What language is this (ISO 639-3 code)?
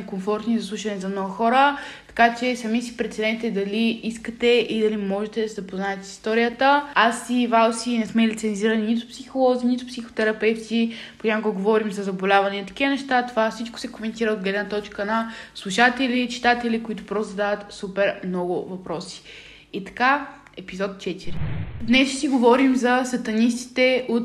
bul